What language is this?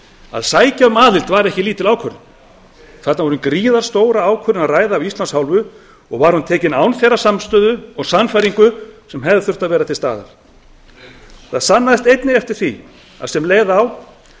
Icelandic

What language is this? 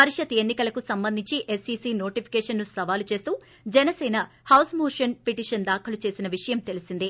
Telugu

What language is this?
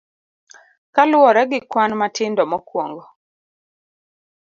Luo (Kenya and Tanzania)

